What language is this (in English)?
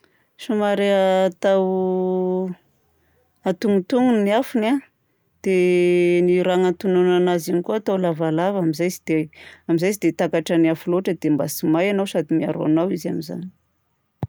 Southern Betsimisaraka Malagasy